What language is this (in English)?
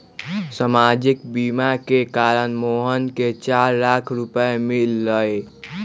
Magahi